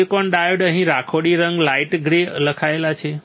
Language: Gujarati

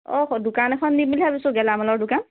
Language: Assamese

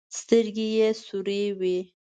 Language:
Pashto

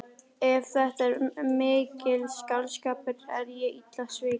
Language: Icelandic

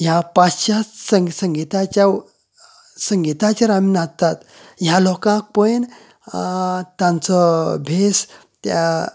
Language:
Konkani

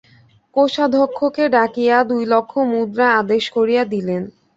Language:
Bangla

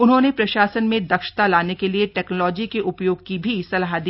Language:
Hindi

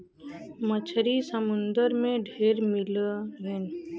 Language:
Bhojpuri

